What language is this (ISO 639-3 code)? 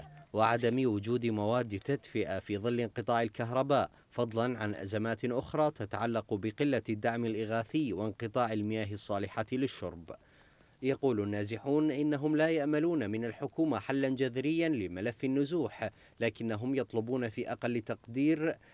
ara